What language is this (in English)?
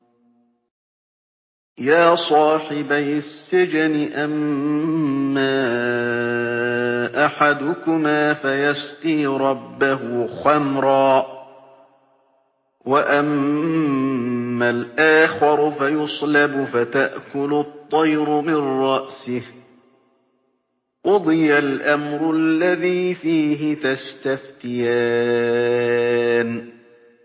Arabic